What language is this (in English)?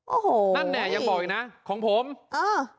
Thai